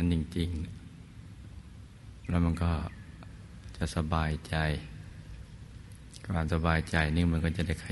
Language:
Thai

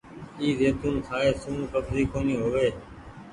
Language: Goaria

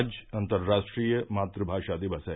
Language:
Hindi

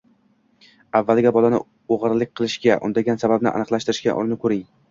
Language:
Uzbek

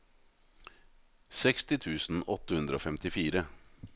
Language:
Norwegian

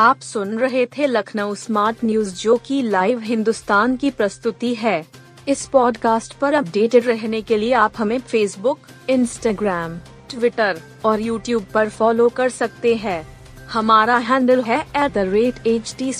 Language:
Hindi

